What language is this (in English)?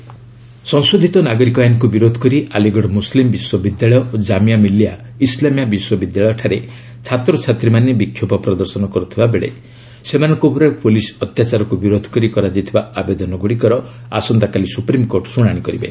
Odia